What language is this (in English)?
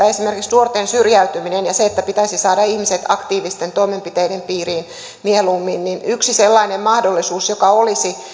Finnish